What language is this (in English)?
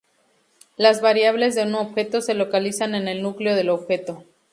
Spanish